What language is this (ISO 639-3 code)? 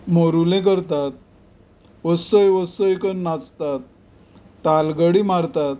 kok